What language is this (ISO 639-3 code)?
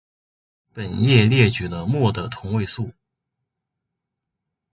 zho